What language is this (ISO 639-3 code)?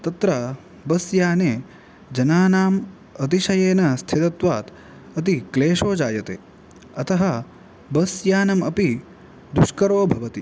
san